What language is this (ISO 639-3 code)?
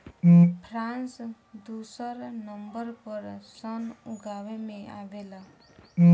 bho